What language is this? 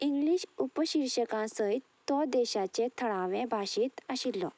Konkani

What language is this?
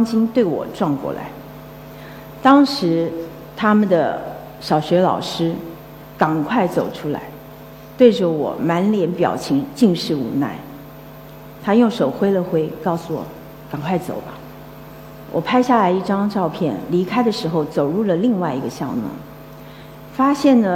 Chinese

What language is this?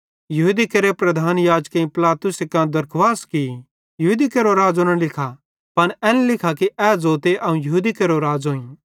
Bhadrawahi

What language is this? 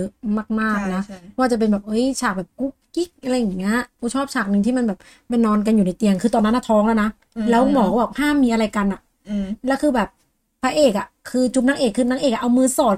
Thai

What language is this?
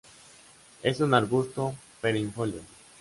Spanish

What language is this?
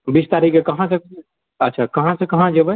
Maithili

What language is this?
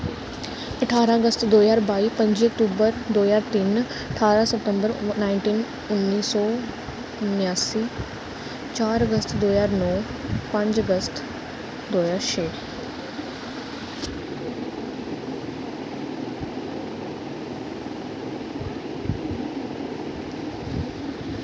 Dogri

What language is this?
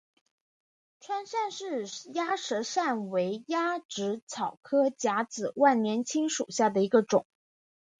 Chinese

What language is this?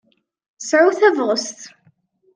Kabyle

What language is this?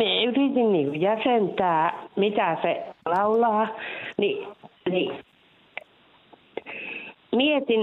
Finnish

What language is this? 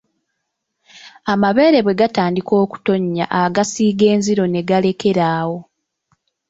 Ganda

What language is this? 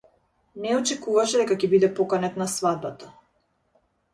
Macedonian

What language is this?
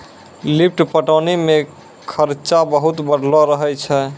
Maithili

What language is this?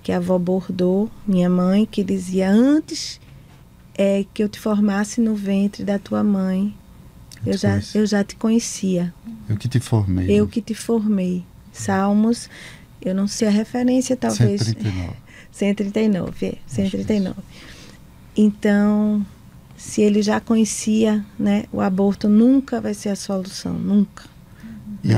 Portuguese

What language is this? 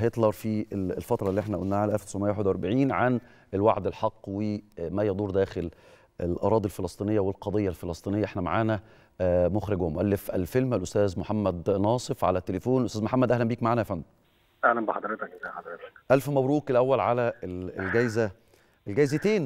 Arabic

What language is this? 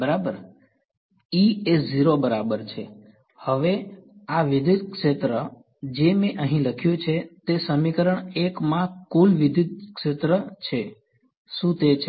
Gujarati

